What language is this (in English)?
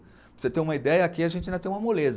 Portuguese